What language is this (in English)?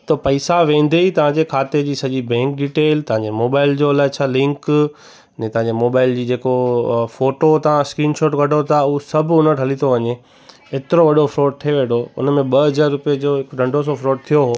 Sindhi